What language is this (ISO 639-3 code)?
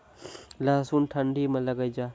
mai